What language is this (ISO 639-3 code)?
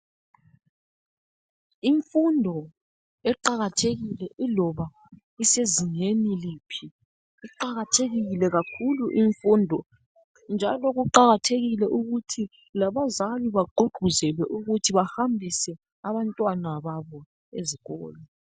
nde